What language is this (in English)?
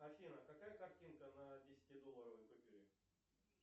Russian